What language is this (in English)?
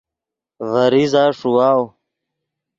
Yidgha